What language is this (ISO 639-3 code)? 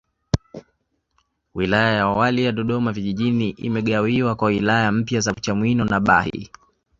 swa